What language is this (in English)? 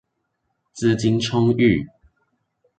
Chinese